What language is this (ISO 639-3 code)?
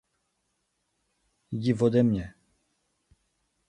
ces